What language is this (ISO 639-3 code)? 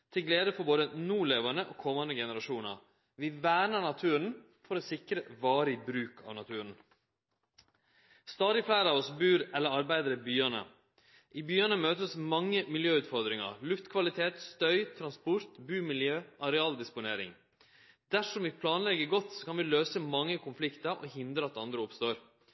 nno